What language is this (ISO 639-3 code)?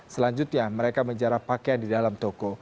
ind